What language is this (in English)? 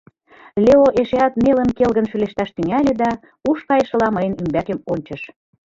Mari